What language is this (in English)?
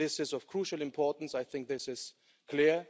English